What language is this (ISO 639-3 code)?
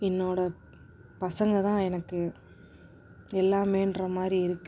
tam